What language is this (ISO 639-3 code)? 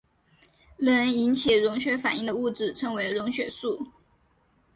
zho